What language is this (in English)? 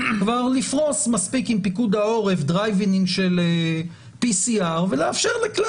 Hebrew